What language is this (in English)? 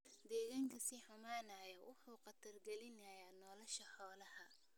Somali